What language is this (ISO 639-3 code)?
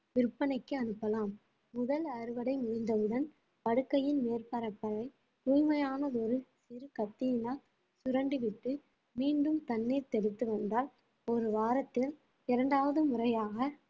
tam